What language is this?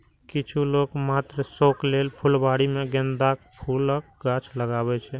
Maithili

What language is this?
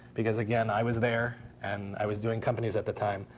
English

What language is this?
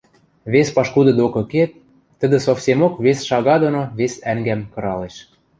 Western Mari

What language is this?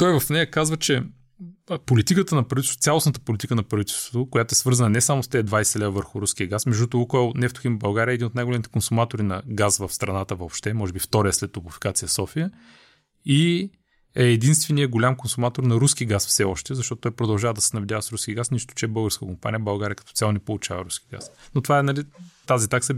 Bulgarian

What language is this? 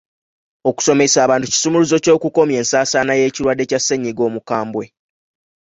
Ganda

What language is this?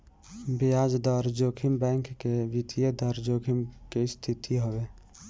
Bhojpuri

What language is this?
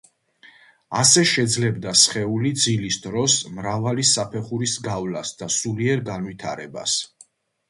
Georgian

